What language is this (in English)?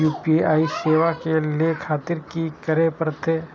Maithili